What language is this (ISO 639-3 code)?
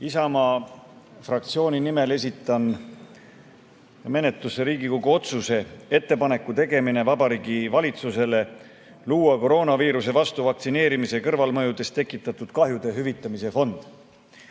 est